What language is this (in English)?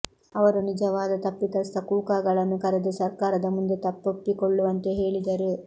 Kannada